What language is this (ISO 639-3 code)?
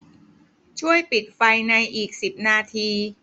tha